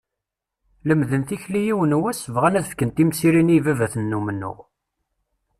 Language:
Kabyle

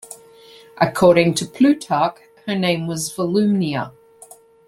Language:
English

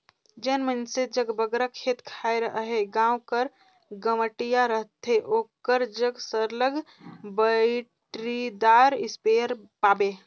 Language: Chhattisgarhi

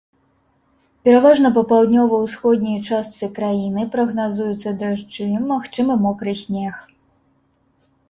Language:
Belarusian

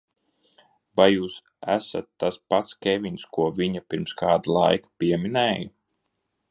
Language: Latvian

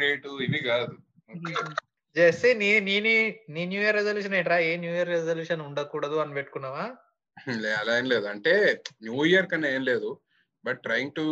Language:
Telugu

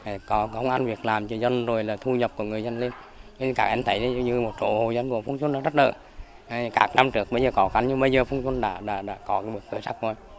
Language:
Vietnamese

